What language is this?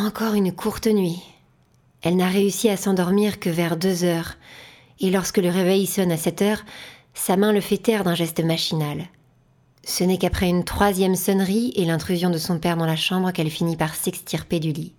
French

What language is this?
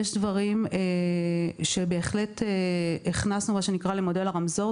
Hebrew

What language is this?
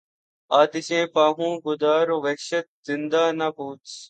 Urdu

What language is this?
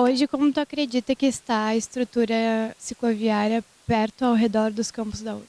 Portuguese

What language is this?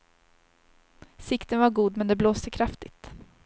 Swedish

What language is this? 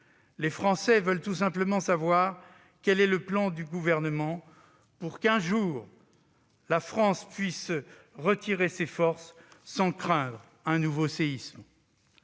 French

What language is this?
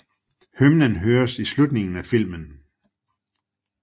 Danish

